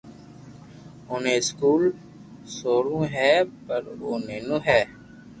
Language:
Loarki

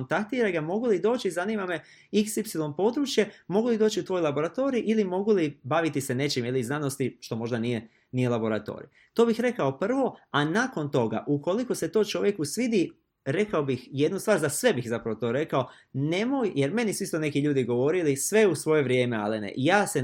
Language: Croatian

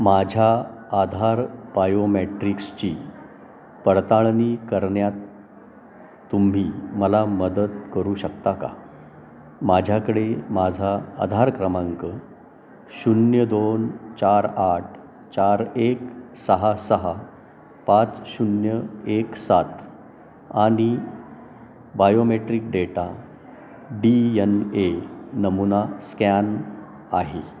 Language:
Marathi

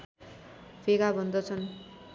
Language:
Nepali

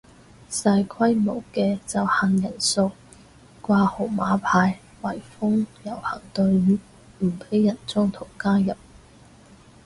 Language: Cantonese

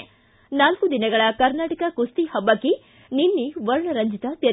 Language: Kannada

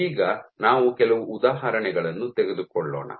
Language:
Kannada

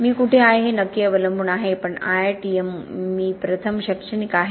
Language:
Marathi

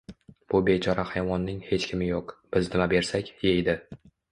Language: Uzbek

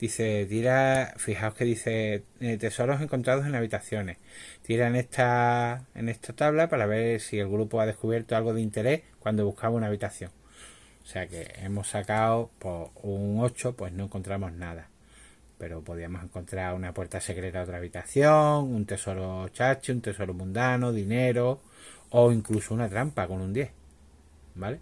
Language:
Spanish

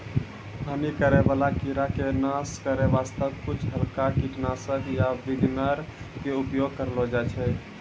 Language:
Maithili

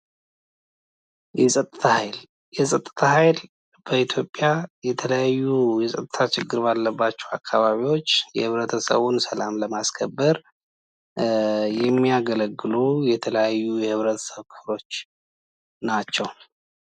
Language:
Amharic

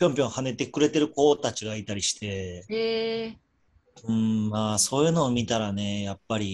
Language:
Japanese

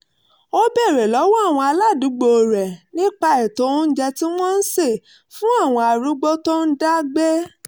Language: Yoruba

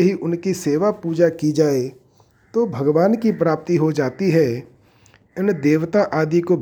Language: Hindi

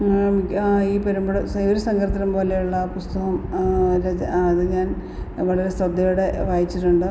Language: Malayalam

